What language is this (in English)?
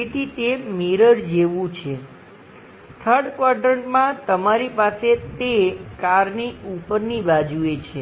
Gujarati